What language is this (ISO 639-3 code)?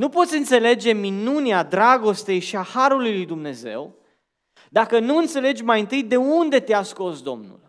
ron